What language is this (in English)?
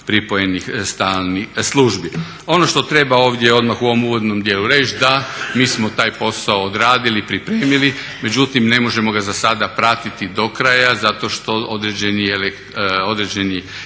Croatian